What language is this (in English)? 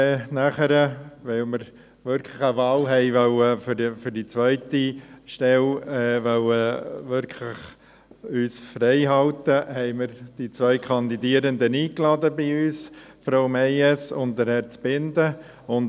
Swiss German